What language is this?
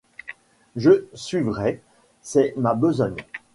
French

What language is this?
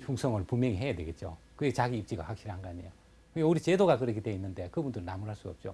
Korean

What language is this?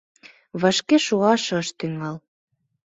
Mari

